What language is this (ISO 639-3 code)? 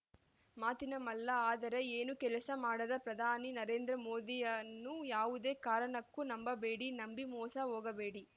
kan